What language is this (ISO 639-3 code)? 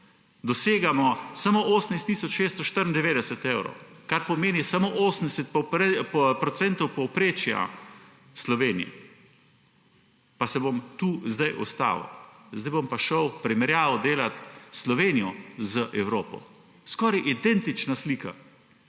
slv